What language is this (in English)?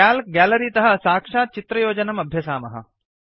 Sanskrit